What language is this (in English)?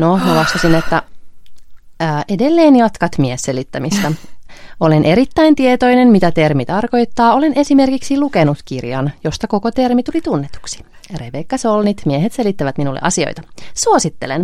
Finnish